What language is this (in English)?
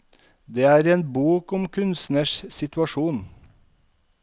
Norwegian